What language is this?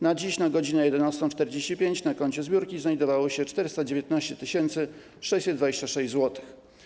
Polish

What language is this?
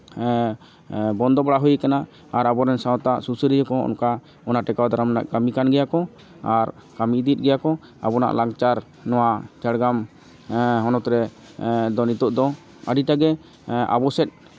Santali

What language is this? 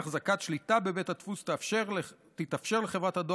Hebrew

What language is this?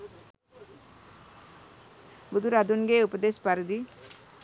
Sinhala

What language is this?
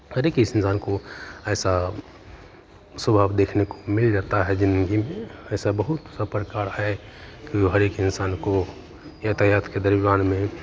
Hindi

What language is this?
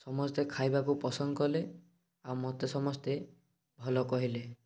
Odia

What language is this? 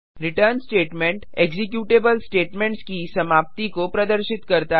Hindi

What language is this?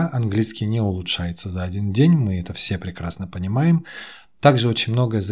Russian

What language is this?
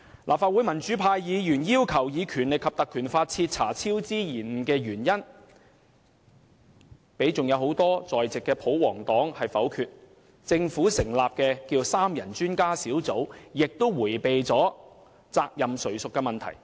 Cantonese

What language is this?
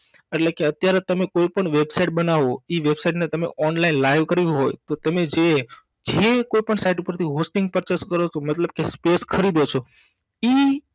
Gujarati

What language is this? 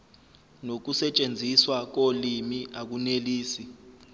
Zulu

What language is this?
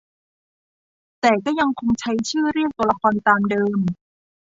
Thai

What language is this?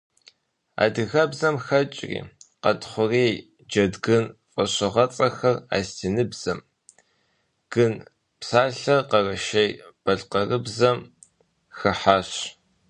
Kabardian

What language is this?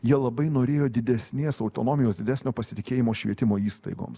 Lithuanian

